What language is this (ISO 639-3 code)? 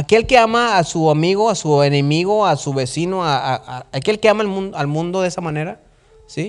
spa